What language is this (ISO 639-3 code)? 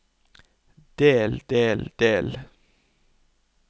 nor